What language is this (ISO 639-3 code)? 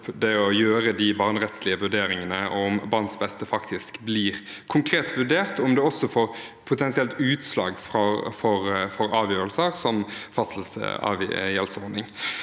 nor